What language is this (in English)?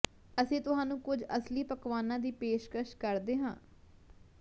Punjabi